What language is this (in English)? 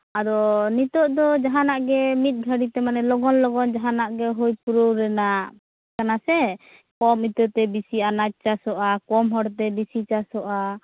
Santali